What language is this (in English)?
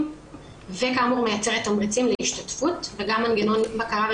Hebrew